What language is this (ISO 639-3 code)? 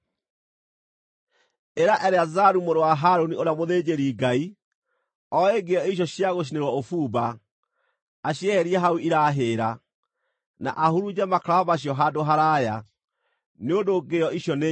kik